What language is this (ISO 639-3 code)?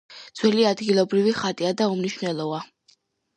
kat